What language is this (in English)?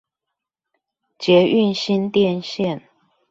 Chinese